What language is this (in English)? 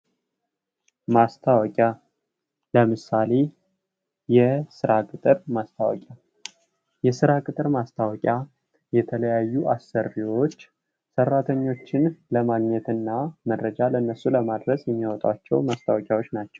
Amharic